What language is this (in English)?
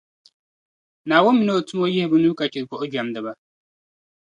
Dagbani